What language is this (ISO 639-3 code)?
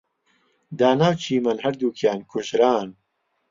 ckb